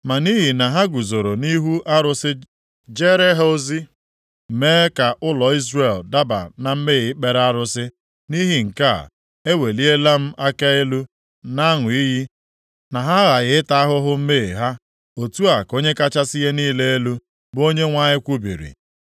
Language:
Igbo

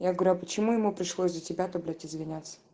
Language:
Russian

